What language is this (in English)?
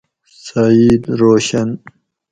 Gawri